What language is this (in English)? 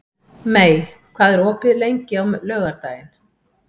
Icelandic